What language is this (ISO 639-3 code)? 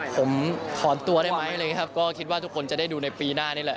tha